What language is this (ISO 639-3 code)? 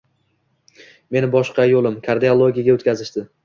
uzb